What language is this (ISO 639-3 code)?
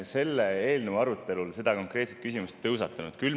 est